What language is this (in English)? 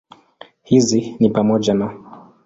Swahili